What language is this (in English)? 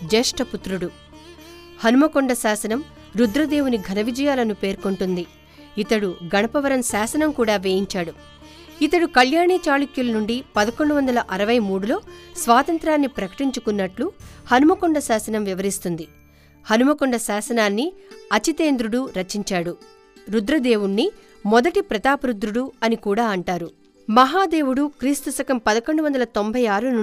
Telugu